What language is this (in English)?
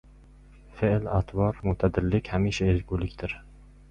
Uzbek